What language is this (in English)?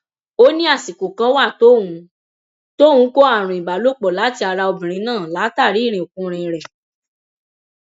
Yoruba